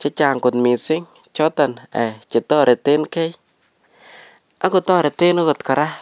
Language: Kalenjin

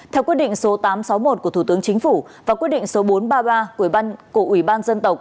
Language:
Vietnamese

